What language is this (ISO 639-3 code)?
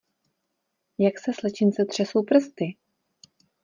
ces